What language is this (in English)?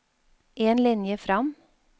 Norwegian